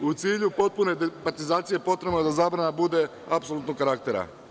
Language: Serbian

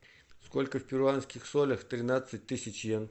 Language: Russian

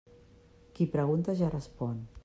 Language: Catalan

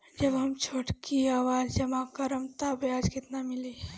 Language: Bhojpuri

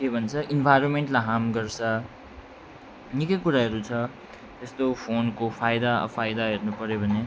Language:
Nepali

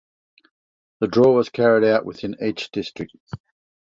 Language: English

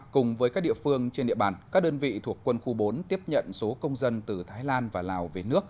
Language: Vietnamese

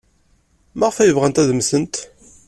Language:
Kabyle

